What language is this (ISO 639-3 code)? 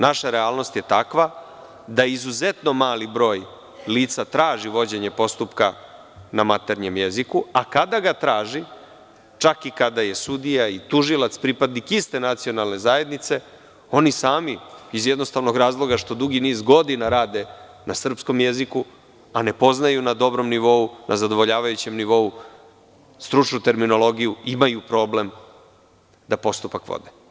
srp